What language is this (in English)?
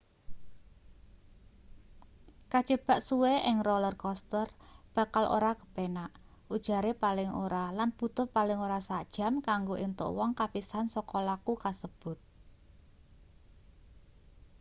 Javanese